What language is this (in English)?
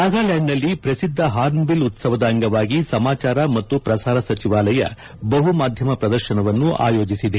Kannada